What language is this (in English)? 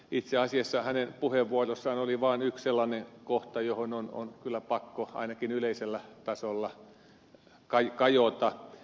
Finnish